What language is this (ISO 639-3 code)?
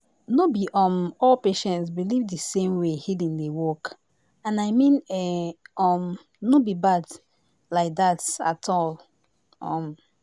pcm